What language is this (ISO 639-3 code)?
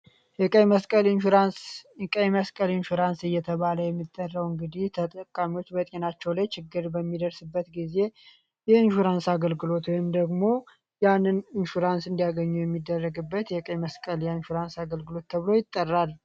amh